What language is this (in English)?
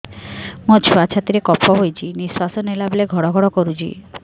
Odia